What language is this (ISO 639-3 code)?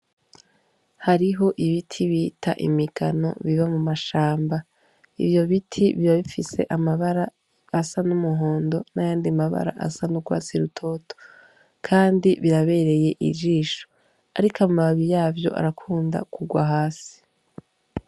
run